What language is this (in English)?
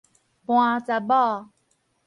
Min Nan Chinese